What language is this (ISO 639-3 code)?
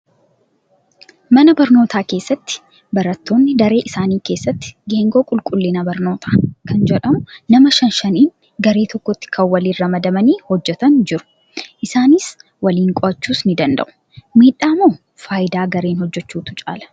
orm